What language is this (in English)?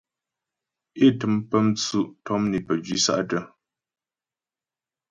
Ghomala